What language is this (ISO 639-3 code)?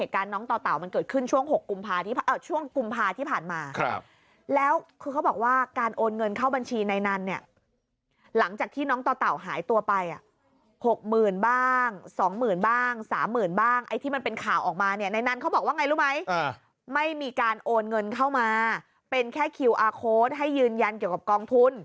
tha